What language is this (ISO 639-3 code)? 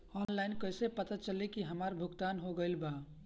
bho